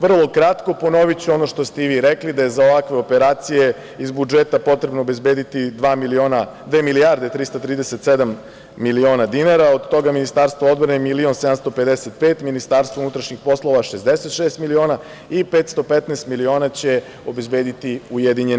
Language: Serbian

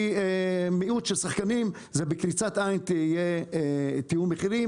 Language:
Hebrew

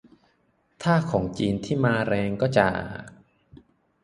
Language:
Thai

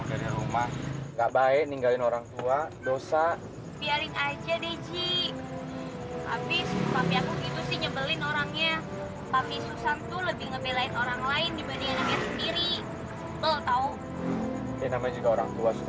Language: Indonesian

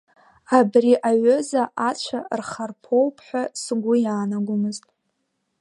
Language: Abkhazian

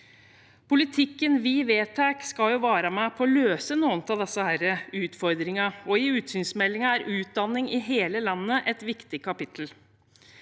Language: Norwegian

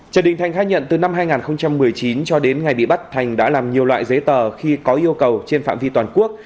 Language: Vietnamese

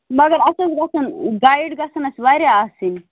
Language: Kashmiri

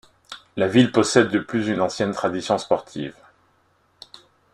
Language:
French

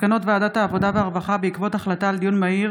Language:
Hebrew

